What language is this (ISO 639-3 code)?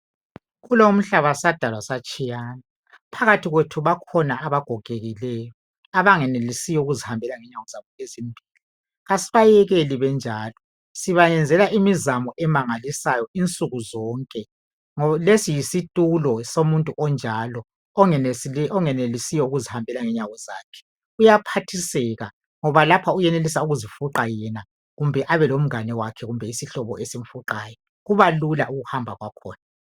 nde